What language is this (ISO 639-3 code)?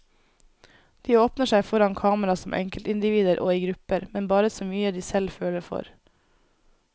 nor